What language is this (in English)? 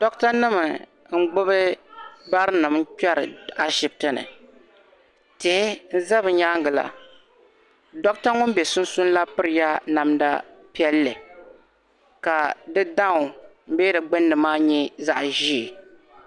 Dagbani